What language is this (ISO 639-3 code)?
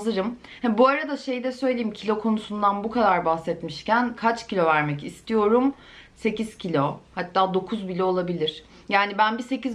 tur